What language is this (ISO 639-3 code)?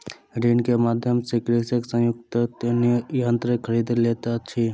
mai